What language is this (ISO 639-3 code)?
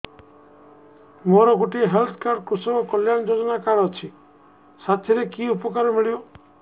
ori